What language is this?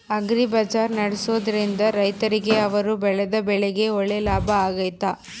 Kannada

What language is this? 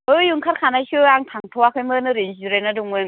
Bodo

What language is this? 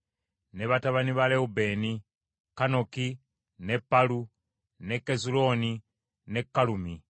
Ganda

